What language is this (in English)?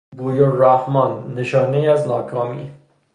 Persian